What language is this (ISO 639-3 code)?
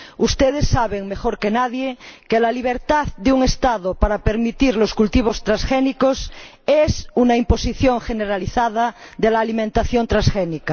spa